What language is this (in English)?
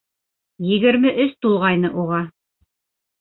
Bashkir